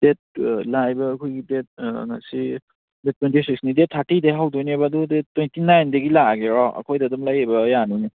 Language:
Manipuri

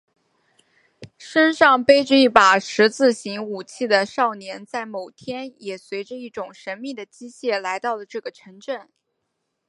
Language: Chinese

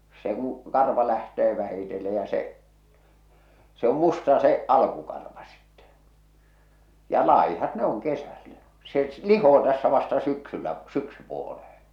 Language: Finnish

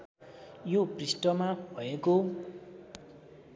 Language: Nepali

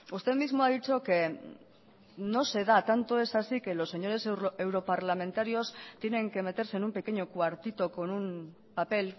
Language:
Spanish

